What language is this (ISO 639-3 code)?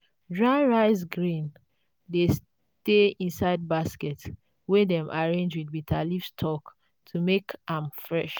pcm